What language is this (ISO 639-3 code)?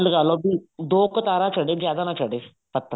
pan